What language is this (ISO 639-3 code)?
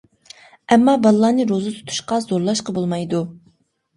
uig